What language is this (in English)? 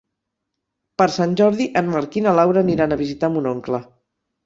Catalan